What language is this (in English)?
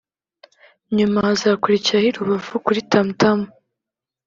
Kinyarwanda